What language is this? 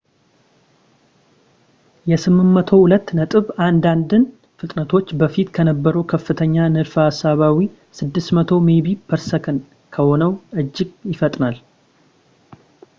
Amharic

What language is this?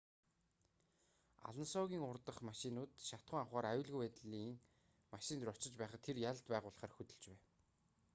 Mongolian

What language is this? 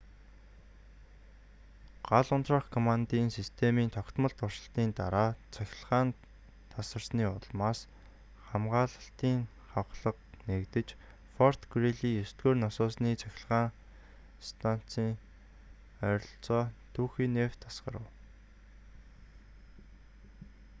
Mongolian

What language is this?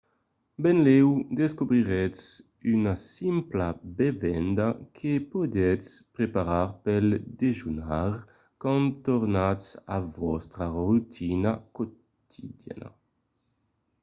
Occitan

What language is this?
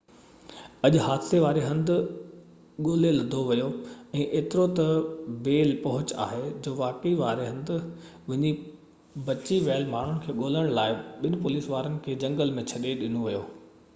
Sindhi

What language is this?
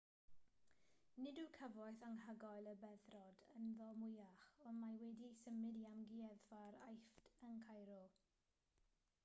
Welsh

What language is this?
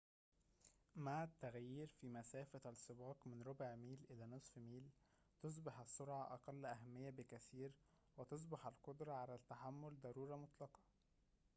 Arabic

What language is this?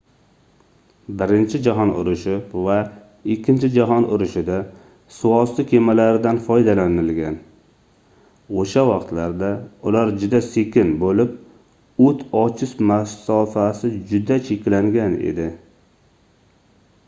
Uzbek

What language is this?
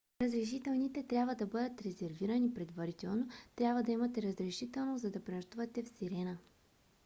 Bulgarian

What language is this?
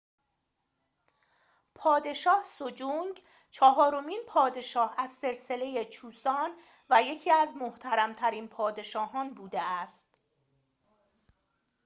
Persian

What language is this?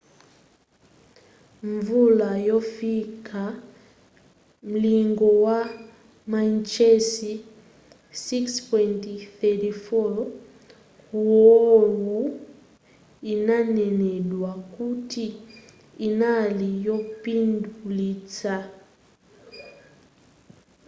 Nyanja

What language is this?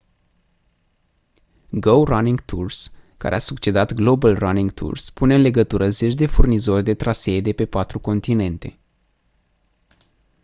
Romanian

